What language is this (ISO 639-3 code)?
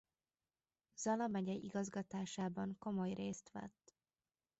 hun